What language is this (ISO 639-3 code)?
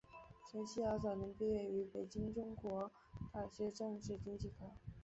zho